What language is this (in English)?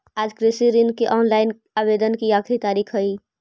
Magahi